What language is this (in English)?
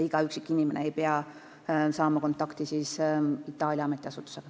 Estonian